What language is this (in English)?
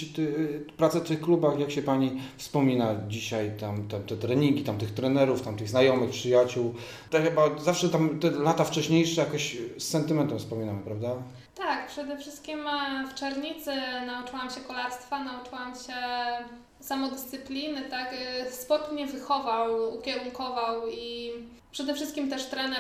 Polish